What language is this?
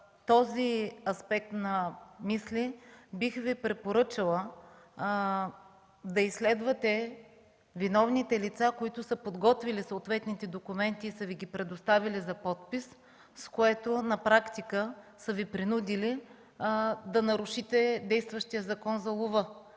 Bulgarian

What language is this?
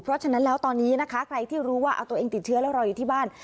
Thai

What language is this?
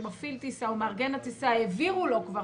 Hebrew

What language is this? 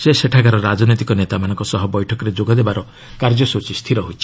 Odia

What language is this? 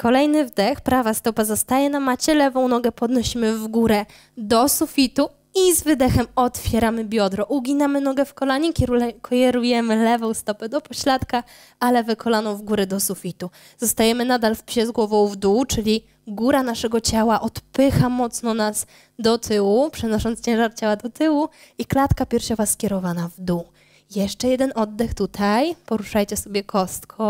Polish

